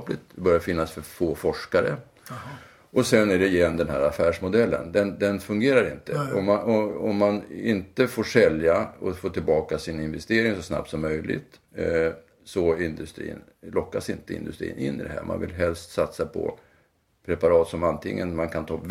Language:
Swedish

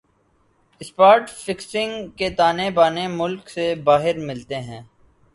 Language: Urdu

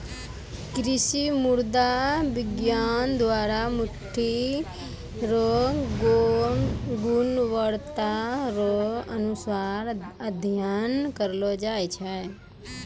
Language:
Maithili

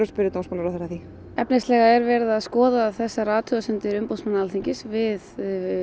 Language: Icelandic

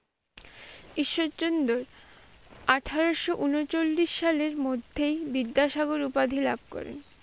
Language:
Bangla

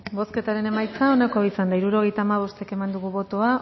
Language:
Basque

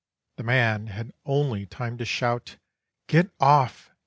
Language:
English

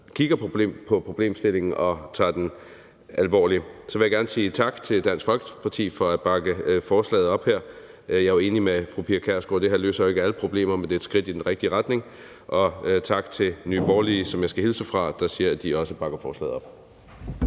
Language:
Danish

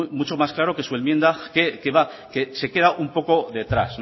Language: Spanish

